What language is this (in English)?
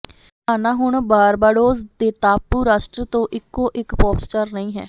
Punjabi